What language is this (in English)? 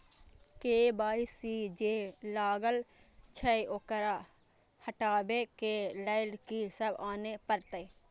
Maithili